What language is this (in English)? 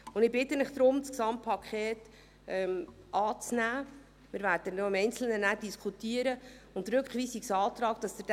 Swiss German